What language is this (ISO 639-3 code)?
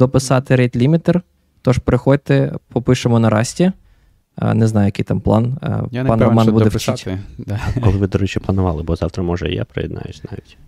ukr